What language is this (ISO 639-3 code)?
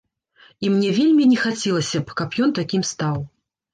bel